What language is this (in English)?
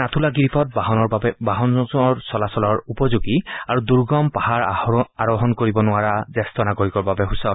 Assamese